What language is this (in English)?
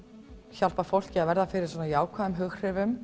Icelandic